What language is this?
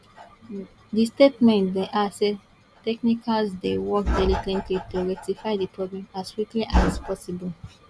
Nigerian Pidgin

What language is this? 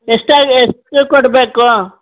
Kannada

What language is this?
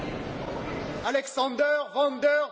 Italian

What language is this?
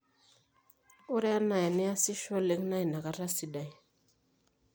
Masai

